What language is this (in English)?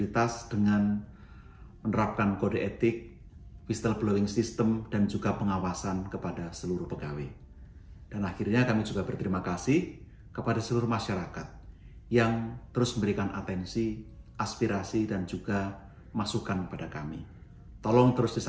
Indonesian